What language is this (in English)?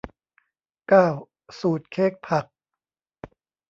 Thai